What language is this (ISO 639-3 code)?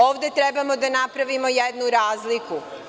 srp